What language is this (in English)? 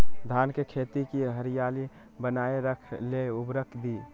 Magahi